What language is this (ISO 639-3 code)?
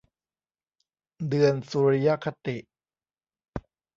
tha